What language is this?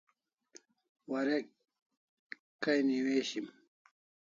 Kalasha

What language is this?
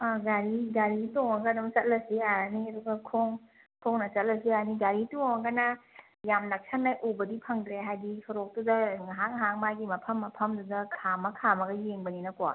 Manipuri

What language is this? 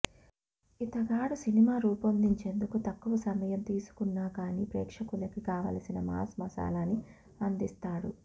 Telugu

